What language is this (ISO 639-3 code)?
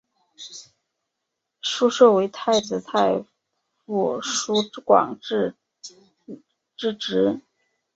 zho